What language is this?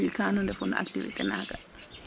Serer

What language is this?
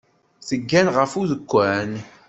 Kabyle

